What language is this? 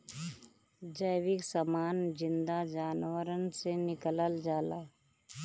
Bhojpuri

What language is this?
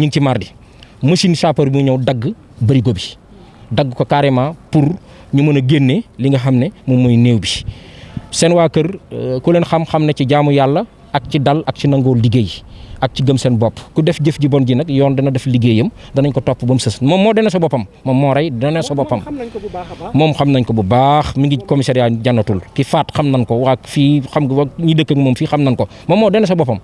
Indonesian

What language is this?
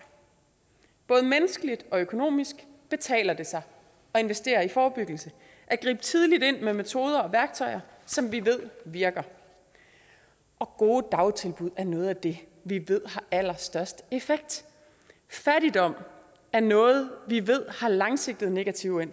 Danish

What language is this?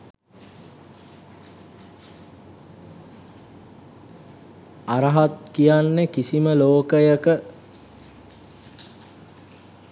Sinhala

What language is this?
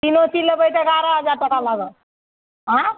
Maithili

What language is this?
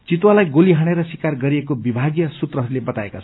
Nepali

